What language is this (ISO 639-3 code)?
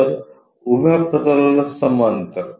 mar